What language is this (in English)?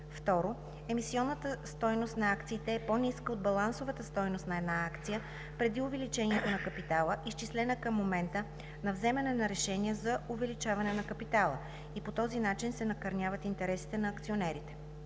Bulgarian